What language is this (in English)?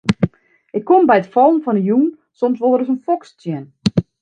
Western Frisian